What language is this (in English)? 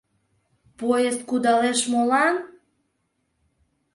Mari